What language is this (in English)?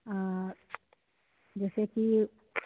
Maithili